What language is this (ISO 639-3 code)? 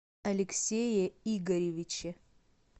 rus